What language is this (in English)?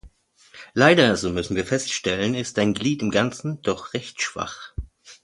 German